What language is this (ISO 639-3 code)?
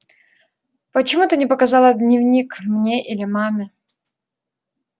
rus